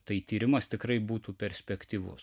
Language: Lithuanian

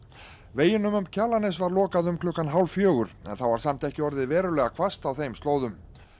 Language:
Icelandic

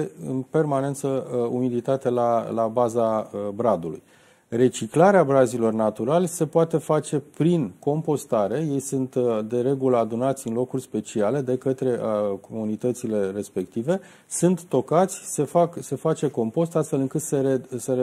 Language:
Romanian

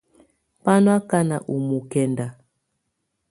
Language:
Tunen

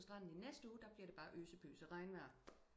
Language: Danish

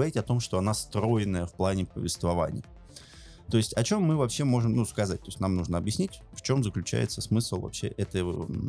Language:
Russian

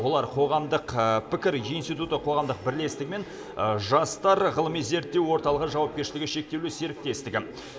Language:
Kazakh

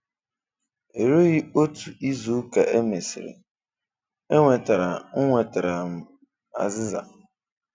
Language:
Igbo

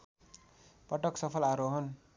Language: Nepali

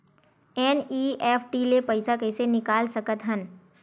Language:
Chhattisgarhi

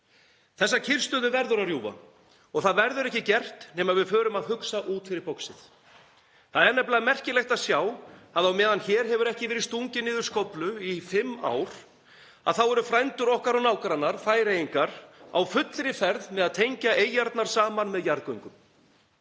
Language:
Icelandic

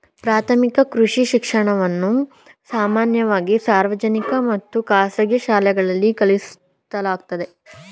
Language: Kannada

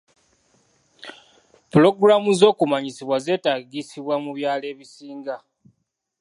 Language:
Ganda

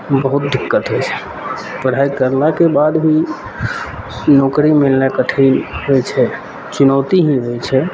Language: Maithili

